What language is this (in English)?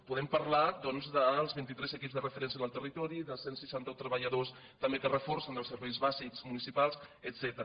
Catalan